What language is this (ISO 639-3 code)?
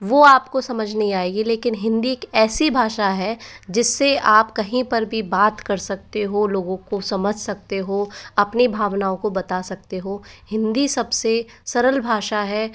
hin